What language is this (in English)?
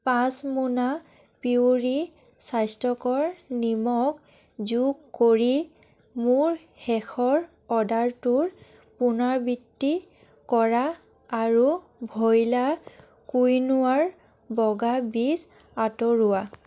Assamese